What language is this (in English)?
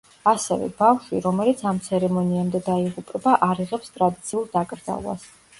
Georgian